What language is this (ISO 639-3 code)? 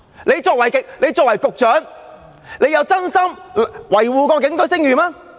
yue